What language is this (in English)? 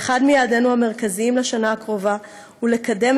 Hebrew